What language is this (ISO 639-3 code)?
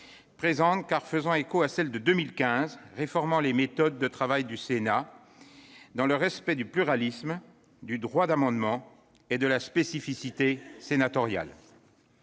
fra